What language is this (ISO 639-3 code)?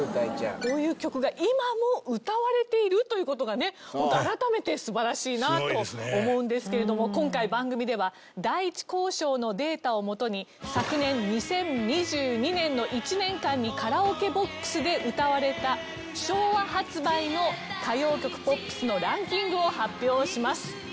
jpn